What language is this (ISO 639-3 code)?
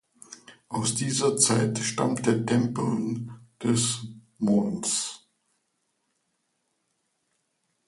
deu